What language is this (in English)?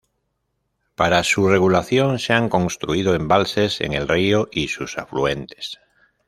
Spanish